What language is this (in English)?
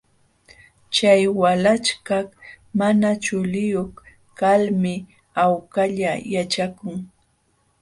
Jauja Wanca Quechua